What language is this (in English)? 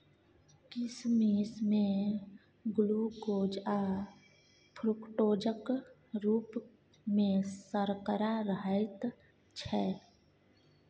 Maithili